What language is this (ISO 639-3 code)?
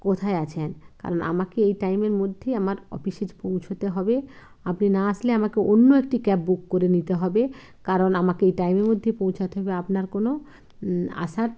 ben